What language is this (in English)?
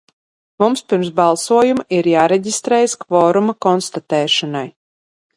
Latvian